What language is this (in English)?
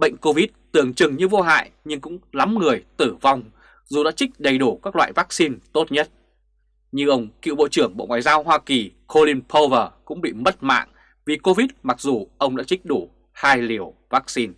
Vietnamese